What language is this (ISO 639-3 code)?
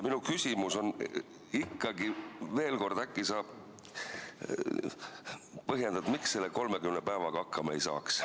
est